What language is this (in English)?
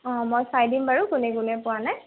Assamese